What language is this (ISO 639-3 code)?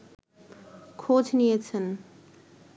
ben